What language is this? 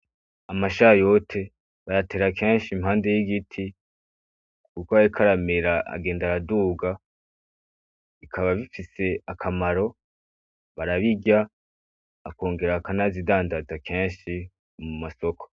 Rundi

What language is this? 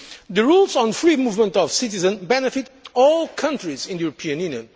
English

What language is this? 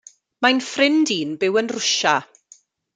Welsh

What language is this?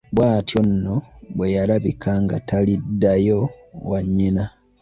Ganda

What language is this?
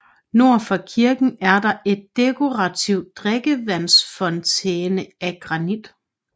Danish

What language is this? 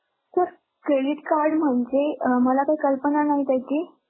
Marathi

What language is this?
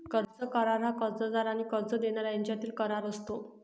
Marathi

